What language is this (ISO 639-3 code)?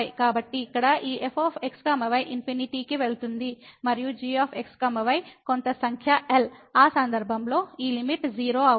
tel